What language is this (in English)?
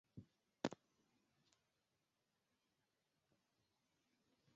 Chinese